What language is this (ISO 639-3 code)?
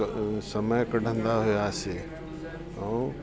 snd